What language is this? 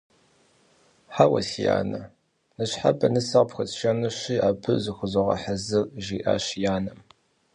Kabardian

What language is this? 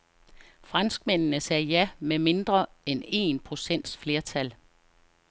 Danish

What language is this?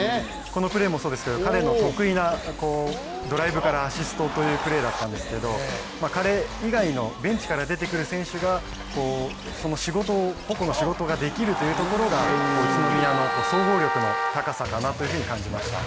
Japanese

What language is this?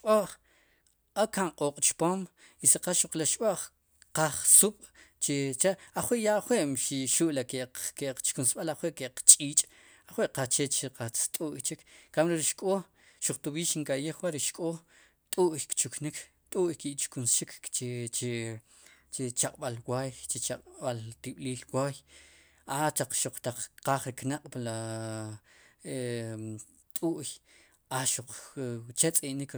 Sipacapense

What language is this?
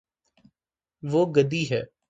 Urdu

